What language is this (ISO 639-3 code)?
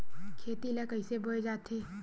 hne